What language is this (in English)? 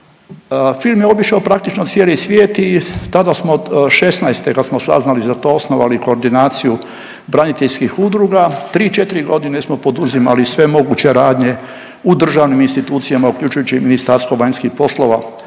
Croatian